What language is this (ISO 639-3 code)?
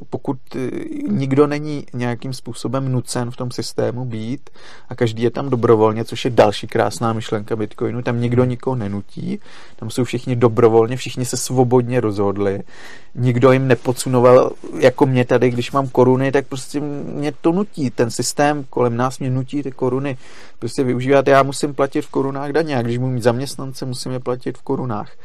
ces